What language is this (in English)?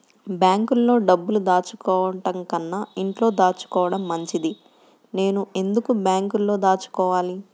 Telugu